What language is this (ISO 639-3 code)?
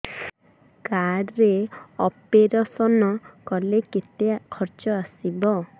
ori